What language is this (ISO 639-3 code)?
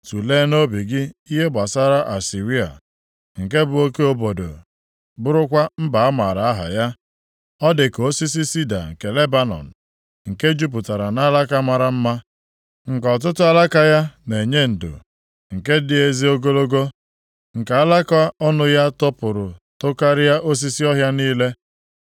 ibo